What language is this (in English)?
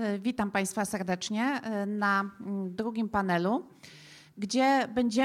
Polish